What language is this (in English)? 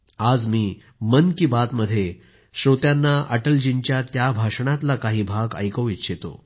Marathi